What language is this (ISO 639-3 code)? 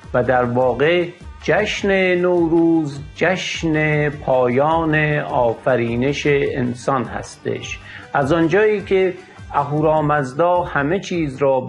fas